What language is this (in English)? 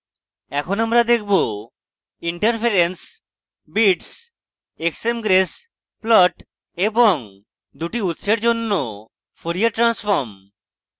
Bangla